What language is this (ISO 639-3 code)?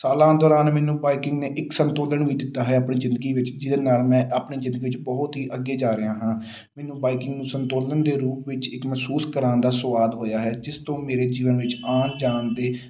pan